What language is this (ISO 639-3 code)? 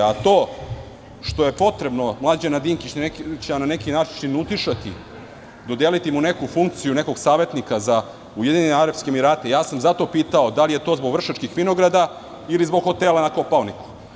srp